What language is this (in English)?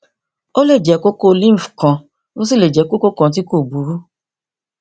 Yoruba